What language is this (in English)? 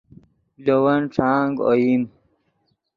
Yidgha